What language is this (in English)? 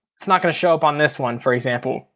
English